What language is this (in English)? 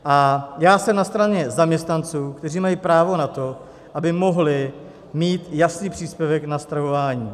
Czech